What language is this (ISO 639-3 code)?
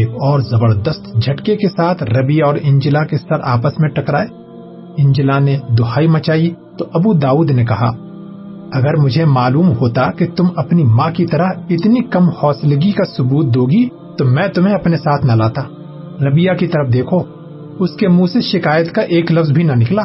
urd